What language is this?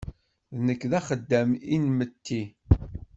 Kabyle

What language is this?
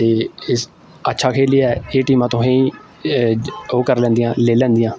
Dogri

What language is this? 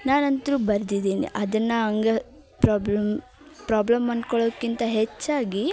Kannada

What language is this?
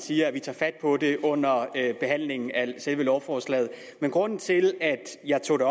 Danish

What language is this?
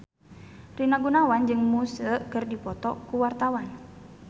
Sundanese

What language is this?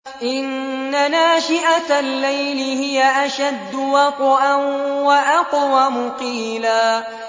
Arabic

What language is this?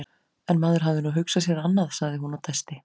Icelandic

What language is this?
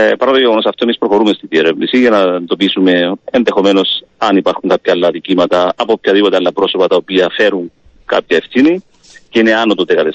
Greek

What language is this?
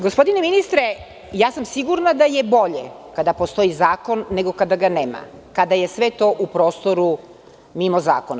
Serbian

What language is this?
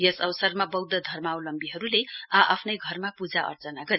Nepali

